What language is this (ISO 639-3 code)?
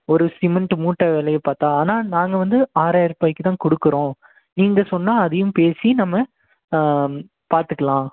tam